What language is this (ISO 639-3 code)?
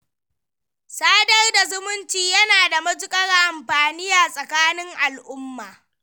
hau